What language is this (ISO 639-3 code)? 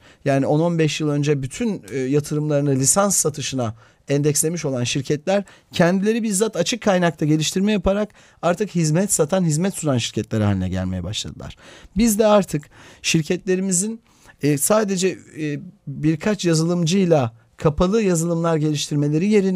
tur